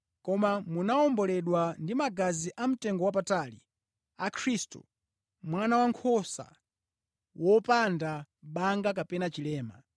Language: Nyanja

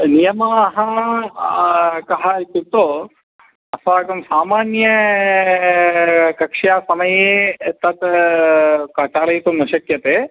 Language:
Sanskrit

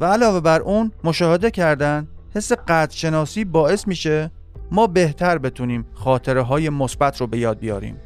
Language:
Persian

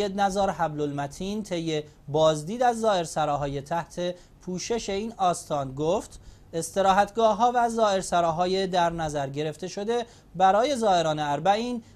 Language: Persian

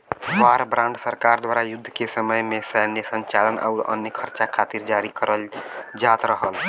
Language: Bhojpuri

